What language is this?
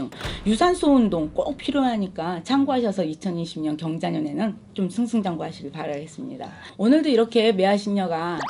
Korean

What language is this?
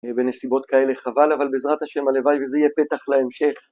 Hebrew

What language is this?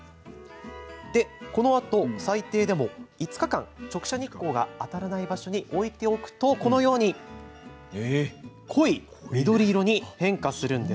Japanese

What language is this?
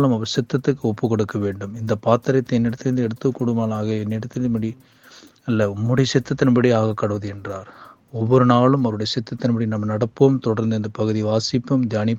Tamil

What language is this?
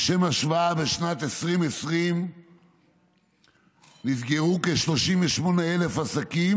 Hebrew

